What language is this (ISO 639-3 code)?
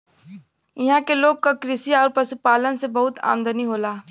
bho